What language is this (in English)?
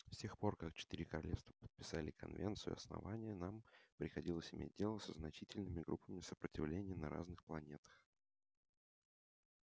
Russian